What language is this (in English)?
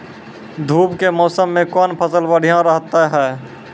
Maithili